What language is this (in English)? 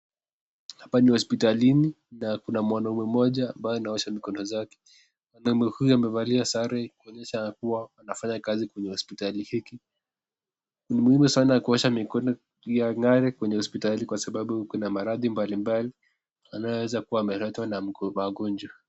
Swahili